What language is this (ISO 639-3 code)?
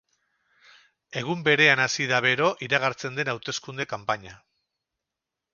eus